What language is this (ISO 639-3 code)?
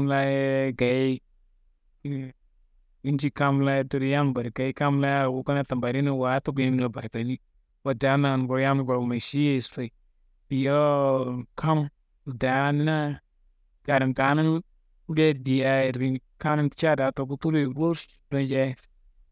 kbl